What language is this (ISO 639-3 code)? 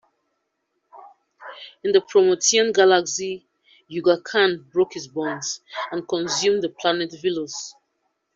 eng